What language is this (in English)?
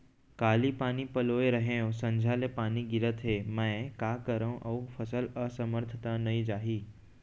Chhattisgarhi